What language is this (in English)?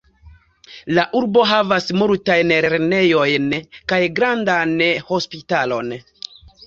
Esperanto